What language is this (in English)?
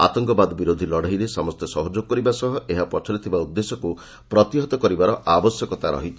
Odia